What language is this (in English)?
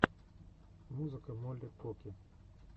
Russian